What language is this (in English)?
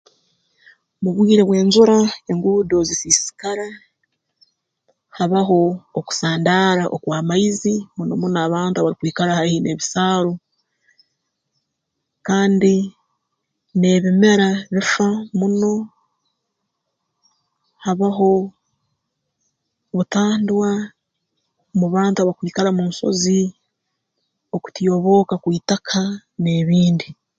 Tooro